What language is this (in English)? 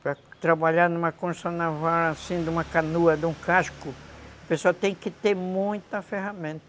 Portuguese